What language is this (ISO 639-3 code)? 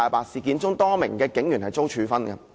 yue